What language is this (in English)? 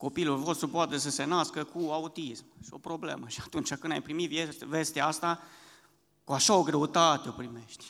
Romanian